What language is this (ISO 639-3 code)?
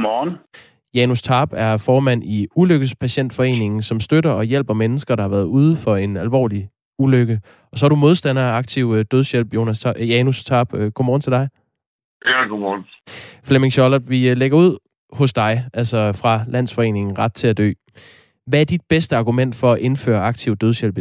dan